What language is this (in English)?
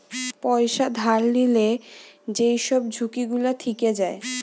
Bangla